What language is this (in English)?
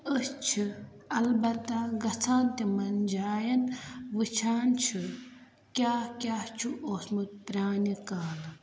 Kashmiri